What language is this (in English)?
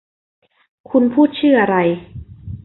Thai